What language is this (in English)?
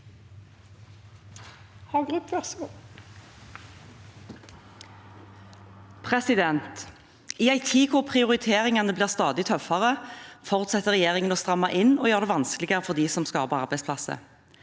Norwegian